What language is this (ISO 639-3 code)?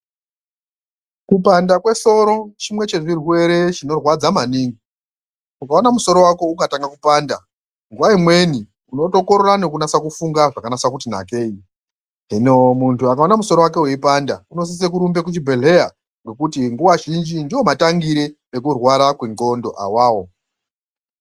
ndc